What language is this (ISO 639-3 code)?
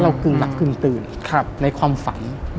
tha